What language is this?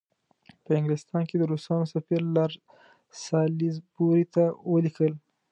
Pashto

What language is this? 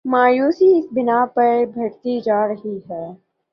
Urdu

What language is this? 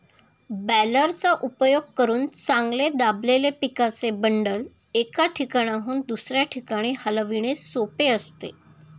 Marathi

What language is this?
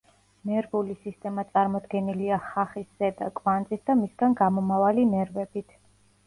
Georgian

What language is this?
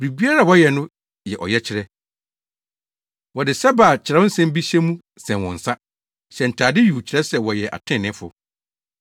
Akan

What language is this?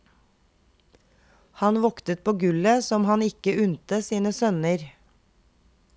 Norwegian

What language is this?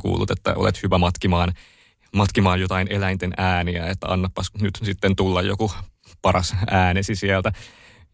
Finnish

